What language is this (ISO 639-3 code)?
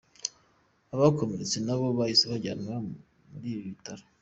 kin